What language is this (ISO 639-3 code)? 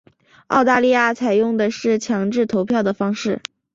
zho